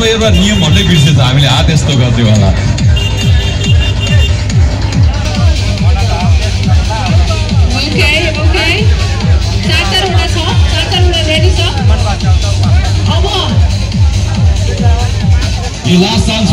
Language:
Hindi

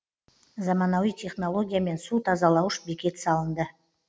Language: Kazakh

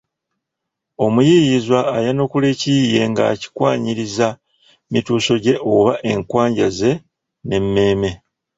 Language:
Ganda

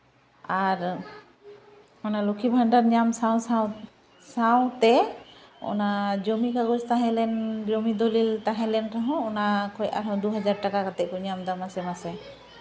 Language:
Santali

